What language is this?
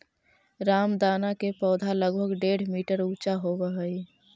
Magahi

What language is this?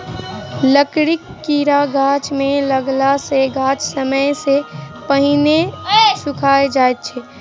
Maithili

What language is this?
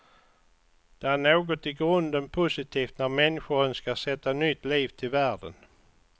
Swedish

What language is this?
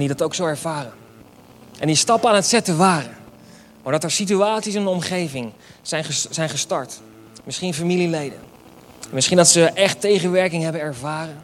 Dutch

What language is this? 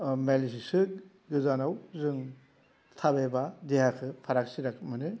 Bodo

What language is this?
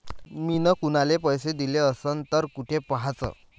Marathi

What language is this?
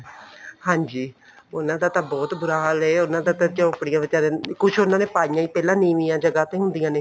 Punjabi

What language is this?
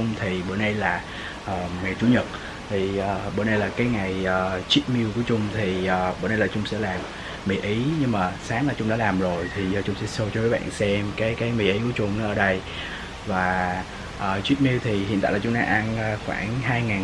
Vietnamese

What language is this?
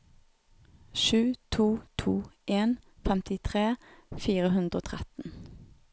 Norwegian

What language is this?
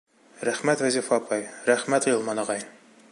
Bashkir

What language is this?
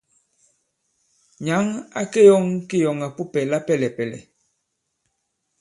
Bankon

